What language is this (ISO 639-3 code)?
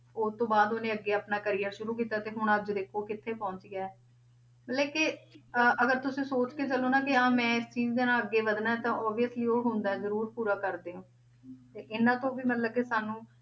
pan